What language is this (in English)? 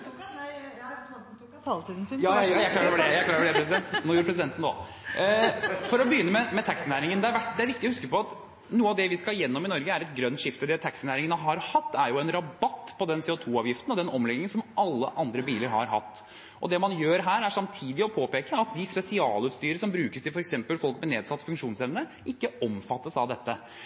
Norwegian